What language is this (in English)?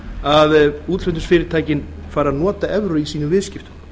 Icelandic